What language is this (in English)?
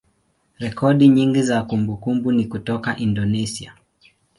Swahili